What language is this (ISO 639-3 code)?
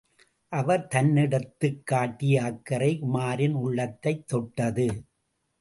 tam